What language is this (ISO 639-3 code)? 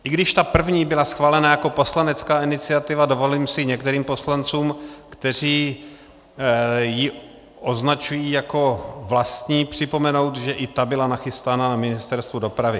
ces